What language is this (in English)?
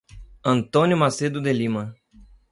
Portuguese